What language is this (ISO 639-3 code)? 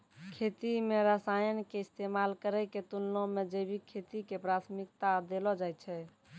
mai